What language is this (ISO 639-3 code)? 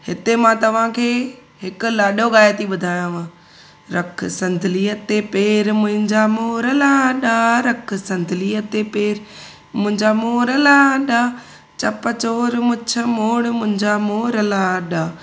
snd